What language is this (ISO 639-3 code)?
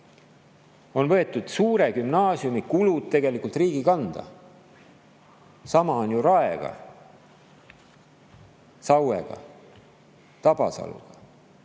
est